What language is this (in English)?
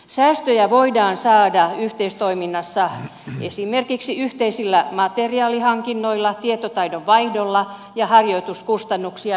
Finnish